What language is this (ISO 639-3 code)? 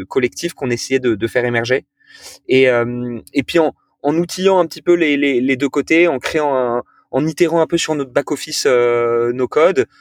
fra